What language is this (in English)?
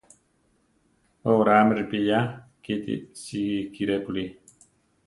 Central Tarahumara